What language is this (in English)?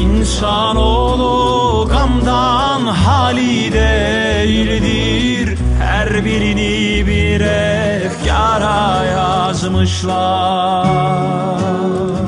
Turkish